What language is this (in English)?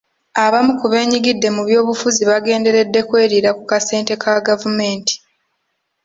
Ganda